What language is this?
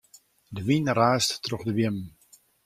Western Frisian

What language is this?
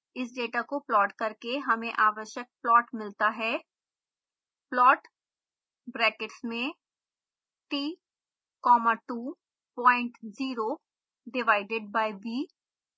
Hindi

